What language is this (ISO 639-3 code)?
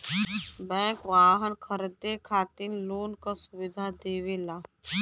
bho